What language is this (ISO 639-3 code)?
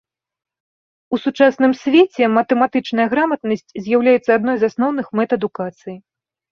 bel